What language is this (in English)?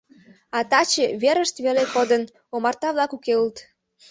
Mari